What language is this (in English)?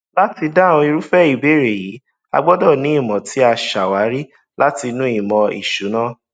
Yoruba